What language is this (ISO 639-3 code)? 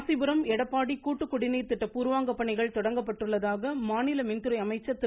tam